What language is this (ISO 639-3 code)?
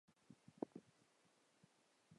zho